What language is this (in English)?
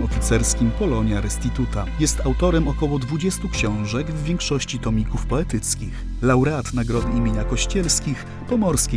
Polish